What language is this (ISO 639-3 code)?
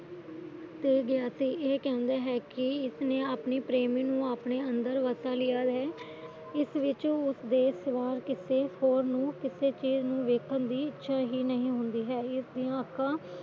pan